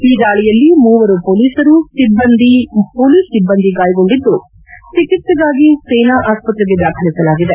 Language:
Kannada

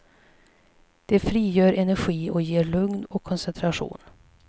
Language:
Swedish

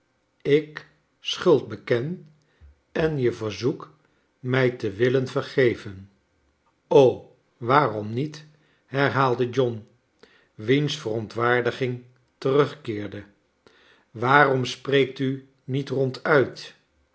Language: Dutch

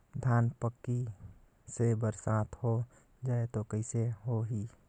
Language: Chhattisgarhi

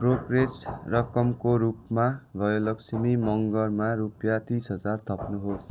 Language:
Nepali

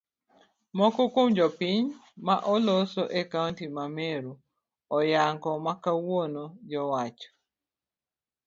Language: Luo (Kenya and Tanzania)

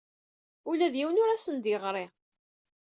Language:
Kabyle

